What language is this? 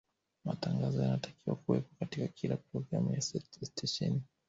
Swahili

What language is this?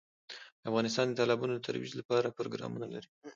Pashto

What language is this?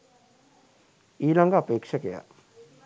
Sinhala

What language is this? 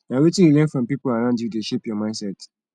Nigerian Pidgin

